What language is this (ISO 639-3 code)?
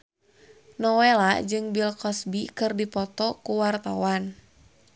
sun